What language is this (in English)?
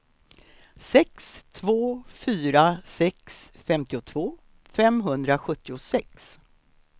Swedish